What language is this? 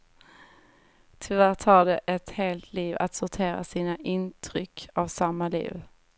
Swedish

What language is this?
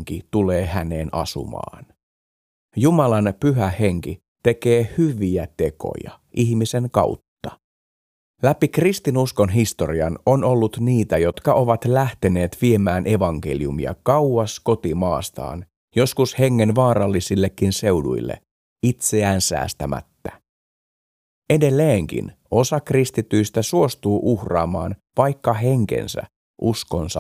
Finnish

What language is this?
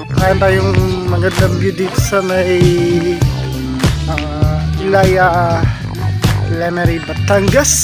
Filipino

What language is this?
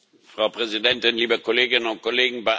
German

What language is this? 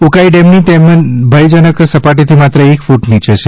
Gujarati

